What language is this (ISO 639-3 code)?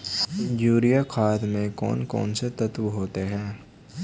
hin